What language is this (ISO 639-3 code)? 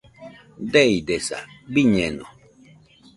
hux